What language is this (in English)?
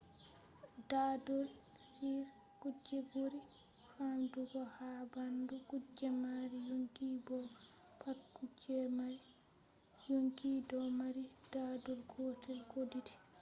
Fula